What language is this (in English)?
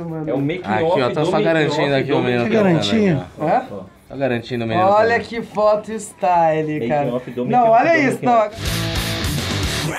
Portuguese